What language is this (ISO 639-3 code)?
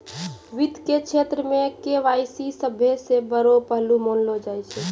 mai